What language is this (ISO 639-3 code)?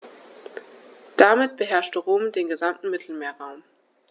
deu